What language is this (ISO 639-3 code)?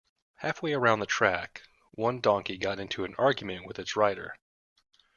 eng